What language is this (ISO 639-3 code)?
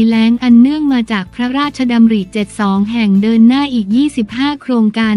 tha